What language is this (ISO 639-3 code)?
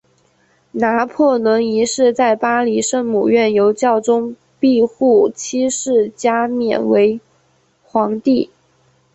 zho